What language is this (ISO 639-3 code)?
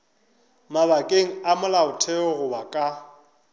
nso